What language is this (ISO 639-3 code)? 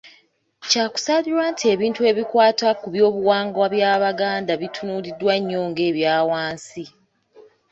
lug